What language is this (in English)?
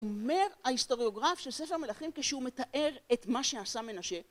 Hebrew